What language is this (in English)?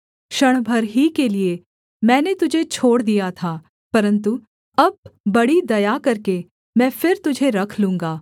Hindi